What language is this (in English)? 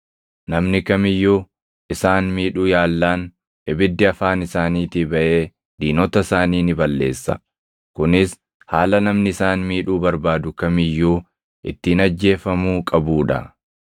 Oromo